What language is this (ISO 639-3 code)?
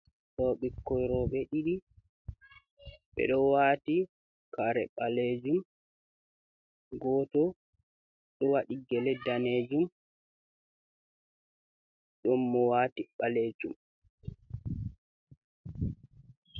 ful